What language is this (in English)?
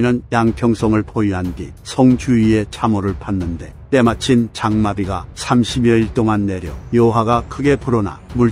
Korean